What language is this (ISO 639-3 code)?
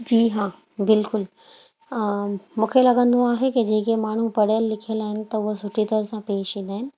snd